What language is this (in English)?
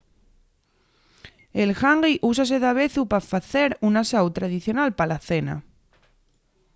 Asturian